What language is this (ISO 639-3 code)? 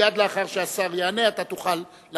heb